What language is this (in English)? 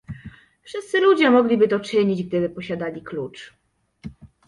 Polish